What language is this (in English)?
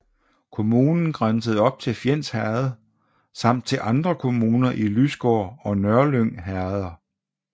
Danish